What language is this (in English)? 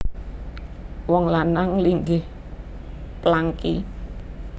Javanese